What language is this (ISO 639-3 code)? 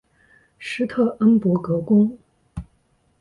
zho